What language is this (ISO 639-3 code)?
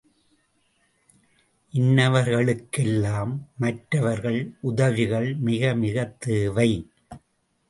tam